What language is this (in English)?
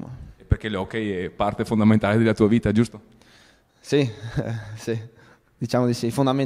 Italian